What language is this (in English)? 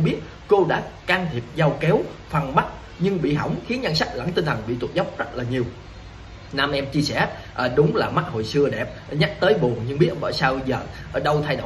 Vietnamese